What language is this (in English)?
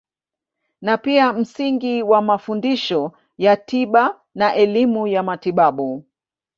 Swahili